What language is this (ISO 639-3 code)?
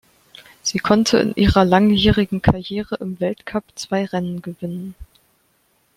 deu